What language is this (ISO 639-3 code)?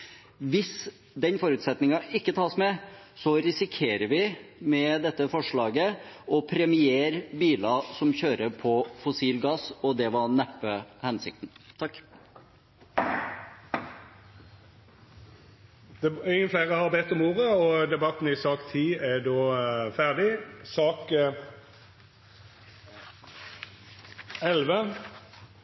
nor